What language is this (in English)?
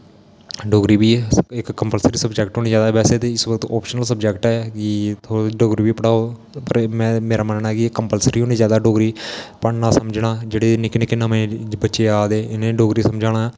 Dogri